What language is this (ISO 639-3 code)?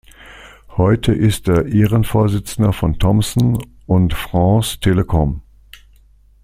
deu